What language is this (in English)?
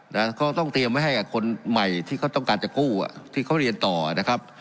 Thai